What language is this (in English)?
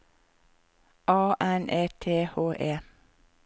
Norwegian